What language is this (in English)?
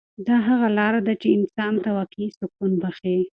Pashto